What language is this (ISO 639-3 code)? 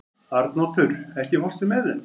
isl